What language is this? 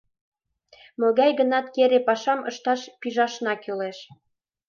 Mari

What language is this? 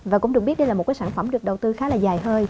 Vietnamese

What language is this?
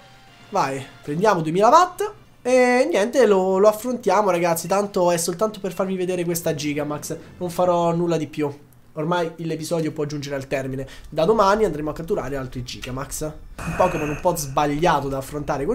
Italian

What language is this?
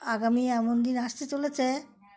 Bangla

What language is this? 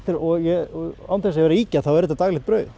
Icelandic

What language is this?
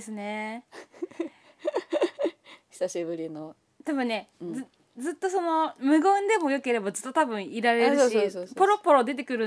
Japanese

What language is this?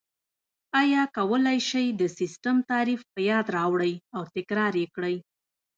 Pashto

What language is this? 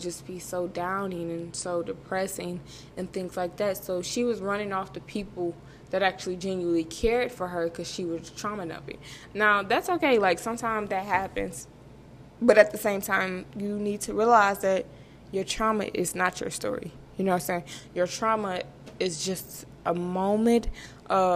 English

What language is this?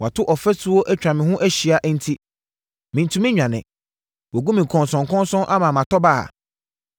Akan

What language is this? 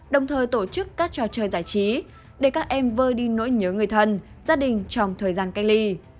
Vietnamese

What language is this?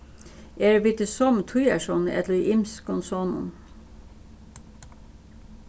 Faroese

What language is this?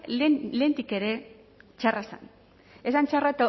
Basque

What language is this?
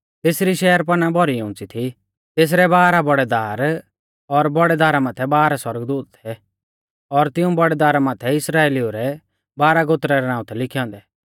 Mahasu Pahari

